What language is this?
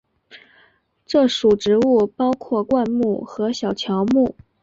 Chinese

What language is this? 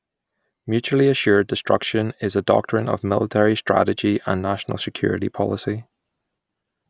English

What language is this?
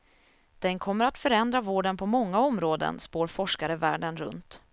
Swedish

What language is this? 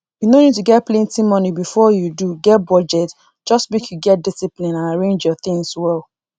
Nigerian Pidgin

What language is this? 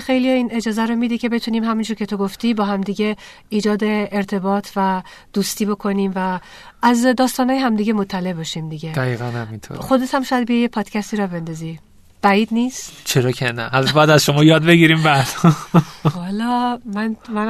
Persian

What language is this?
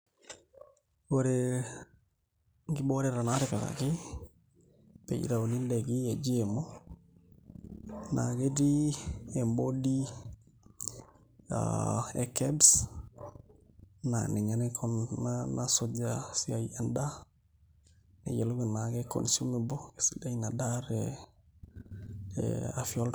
Masai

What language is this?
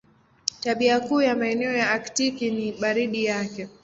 Swahili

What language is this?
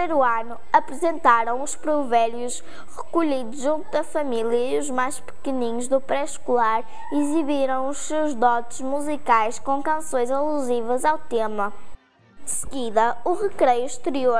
Portuguese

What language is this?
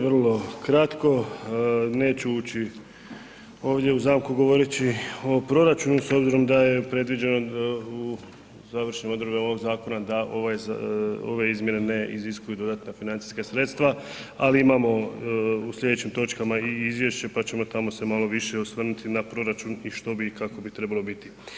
Croatian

